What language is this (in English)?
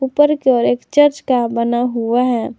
Hindi